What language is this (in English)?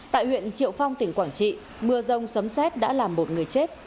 Vietnamese